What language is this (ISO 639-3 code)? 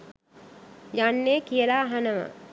sin